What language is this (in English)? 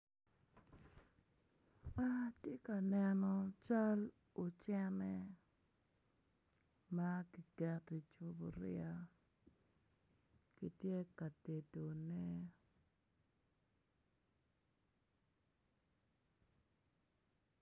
Acoli